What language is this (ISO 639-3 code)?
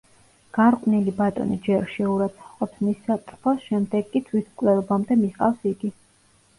kat